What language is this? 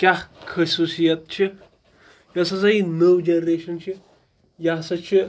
Kashmiri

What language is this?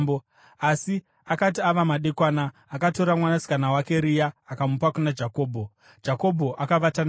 Shona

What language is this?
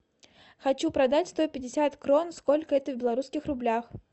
Russian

